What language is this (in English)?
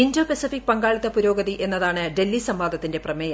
Malayalam